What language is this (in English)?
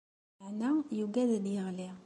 Kabyle